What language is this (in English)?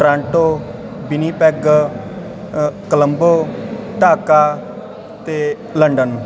Punjabi